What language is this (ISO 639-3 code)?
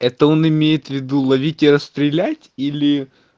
rus